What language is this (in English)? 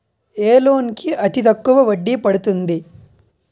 Telugu